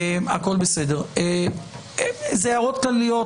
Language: Hebrew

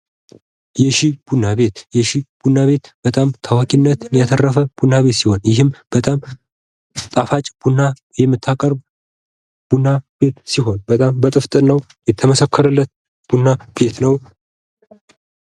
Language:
Amharic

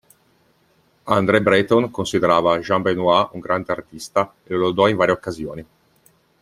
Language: Italian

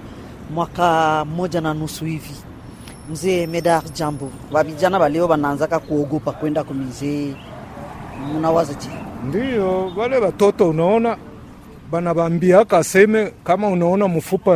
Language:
Swahili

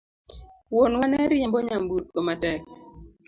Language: Luo (Kenya and Tanzania)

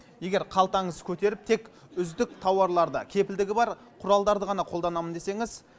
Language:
Kazakh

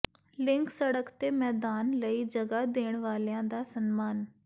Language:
Punjabi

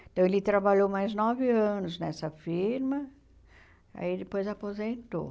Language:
Portuguese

